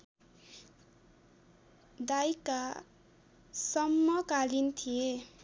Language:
Nepali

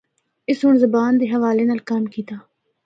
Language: Northern Hindko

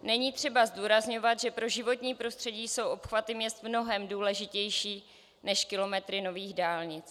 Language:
Czech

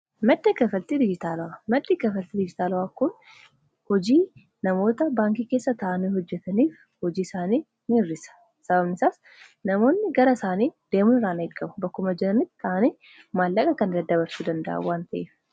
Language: Oromo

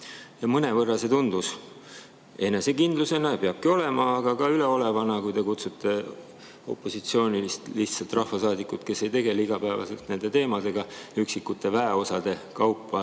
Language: Estonian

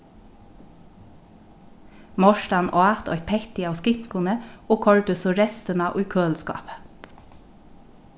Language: Faroese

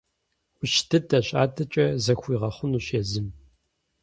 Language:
Kabardian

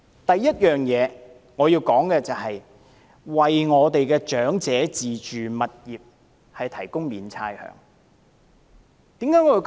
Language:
Cantonese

